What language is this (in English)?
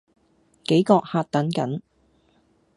Cantonese